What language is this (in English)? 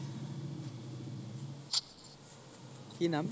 Assamese